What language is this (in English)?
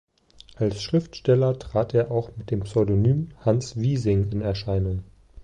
German